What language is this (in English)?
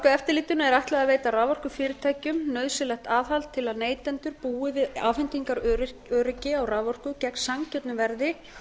Icelandic